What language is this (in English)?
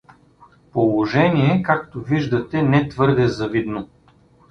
Bulgarian